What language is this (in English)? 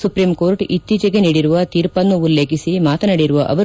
Kannada